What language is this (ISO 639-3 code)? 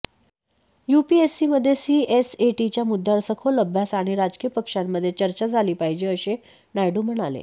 mar